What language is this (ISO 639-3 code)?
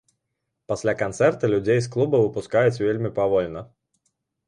bel